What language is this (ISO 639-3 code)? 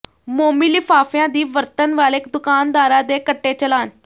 pan